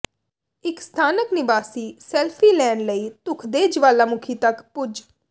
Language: Punjabi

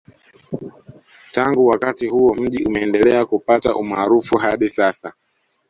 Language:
Swahili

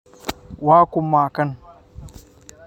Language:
Somali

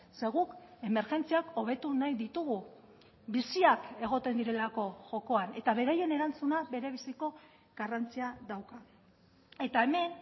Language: Basque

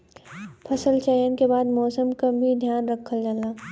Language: Bhojpuri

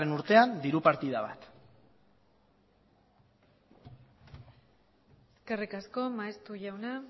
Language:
Basque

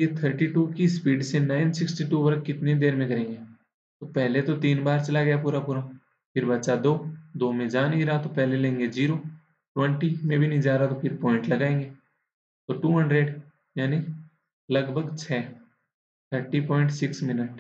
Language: Hindi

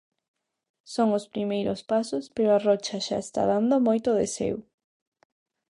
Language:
Galician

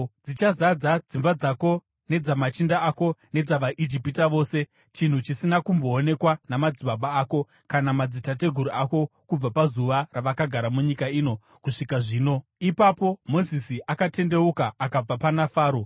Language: Shona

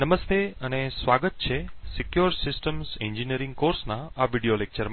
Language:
Gujarati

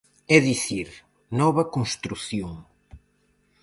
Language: Galician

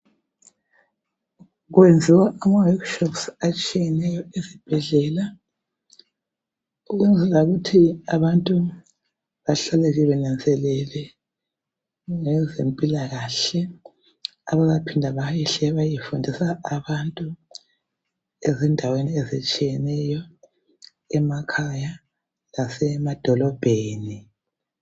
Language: North Ndebele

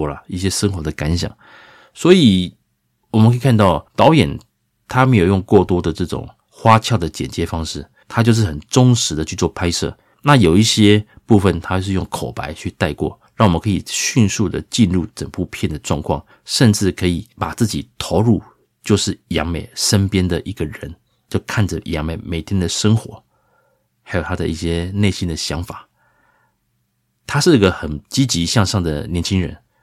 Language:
Chinese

